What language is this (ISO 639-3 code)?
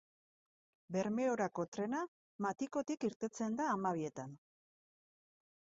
eus